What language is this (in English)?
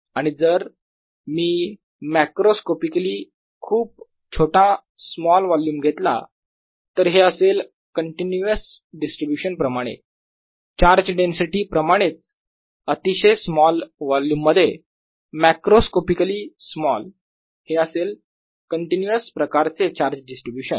Marathi